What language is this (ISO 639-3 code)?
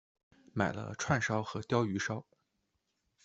zho